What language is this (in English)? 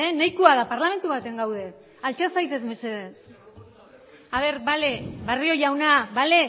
Basque